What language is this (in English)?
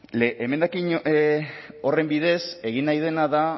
Basque